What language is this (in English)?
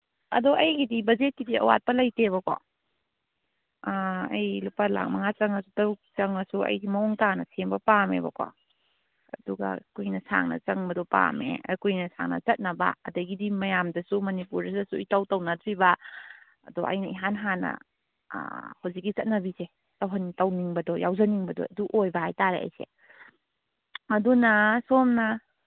Manipuri